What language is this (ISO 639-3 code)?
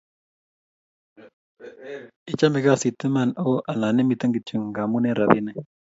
kln